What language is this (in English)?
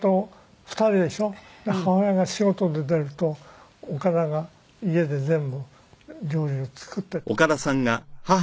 Japanese